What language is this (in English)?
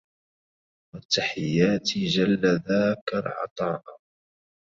Arabic